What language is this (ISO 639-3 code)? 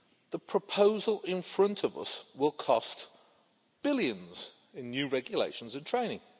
eng